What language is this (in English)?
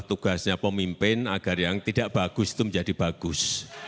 Indonesian